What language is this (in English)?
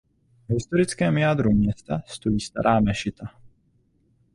Czech